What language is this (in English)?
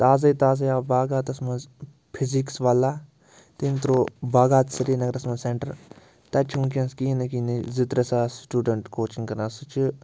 Kashmiri